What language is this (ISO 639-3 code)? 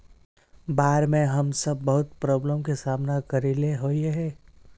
mag